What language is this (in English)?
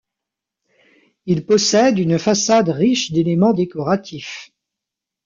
French